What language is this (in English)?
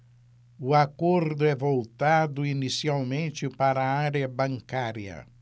Portuguese